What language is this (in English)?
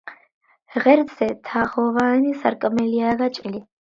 Georgian